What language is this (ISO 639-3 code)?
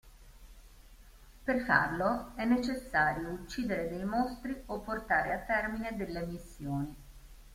ita